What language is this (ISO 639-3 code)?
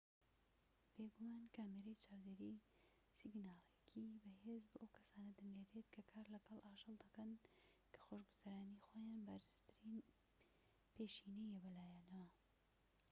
ckb